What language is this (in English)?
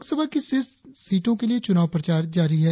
Hindi